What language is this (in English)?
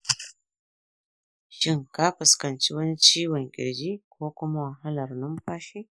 Hausa